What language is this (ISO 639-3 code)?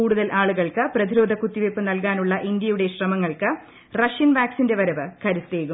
mal